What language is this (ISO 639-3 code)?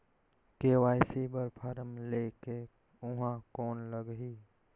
hne